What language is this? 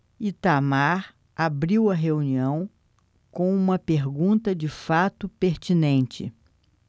Portuguese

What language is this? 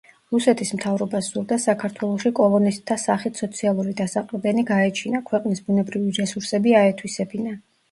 Georgian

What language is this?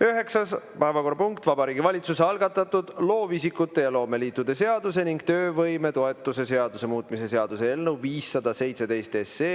Estonian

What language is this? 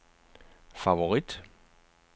Danish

